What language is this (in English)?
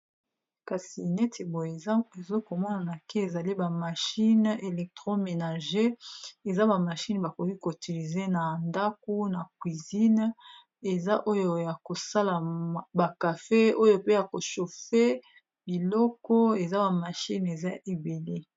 Lingala